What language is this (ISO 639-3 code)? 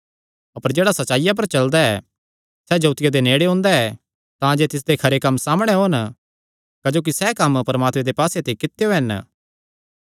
xnr